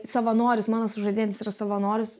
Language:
Lithuanian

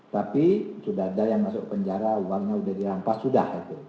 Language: Indonesian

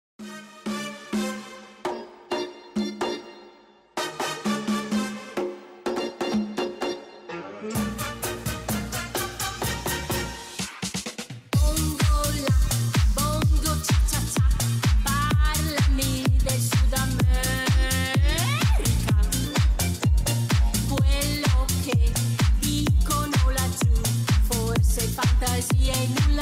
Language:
Italian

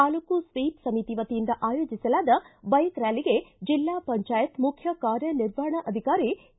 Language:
Kannada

